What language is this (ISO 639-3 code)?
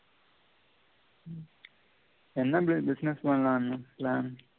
tam